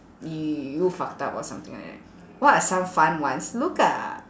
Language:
English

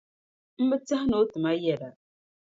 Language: Dagbani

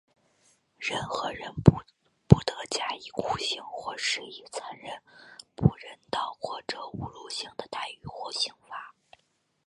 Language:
Chinese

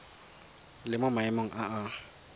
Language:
Tswana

